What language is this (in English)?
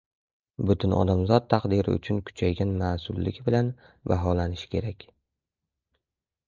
Uzbek